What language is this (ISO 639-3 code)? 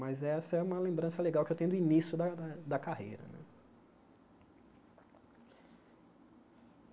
por